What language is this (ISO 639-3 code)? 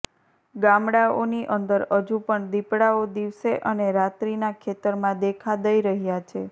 guj